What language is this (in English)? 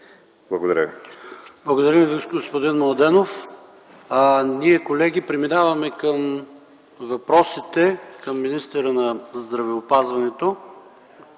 Bulgarian